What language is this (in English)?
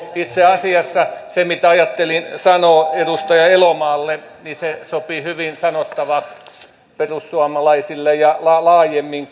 Finnish